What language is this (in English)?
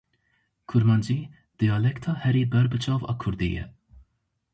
Kurdish